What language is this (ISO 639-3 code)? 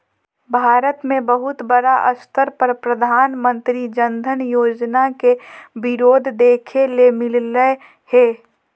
mag